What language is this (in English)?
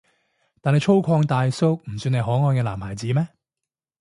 Cantonese